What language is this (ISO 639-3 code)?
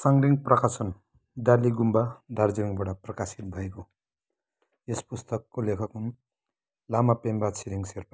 nep